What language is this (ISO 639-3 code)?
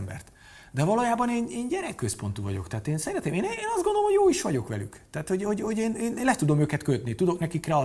hun